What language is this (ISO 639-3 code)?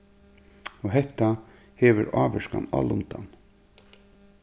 fao